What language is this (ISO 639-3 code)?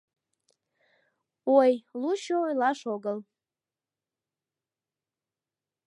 chm